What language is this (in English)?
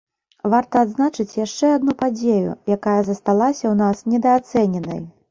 Belarusian